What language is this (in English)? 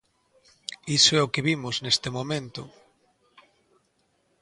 Galician